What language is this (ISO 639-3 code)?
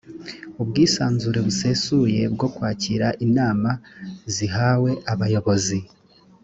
kin